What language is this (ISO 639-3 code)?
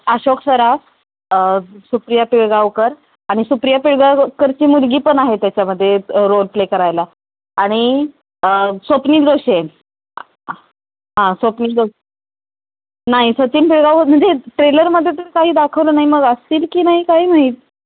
mar